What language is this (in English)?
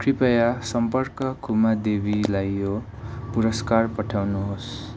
Nepali